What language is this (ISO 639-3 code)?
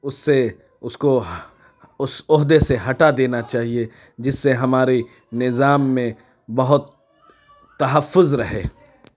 urd